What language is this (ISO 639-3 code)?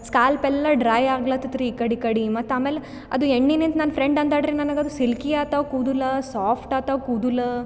kan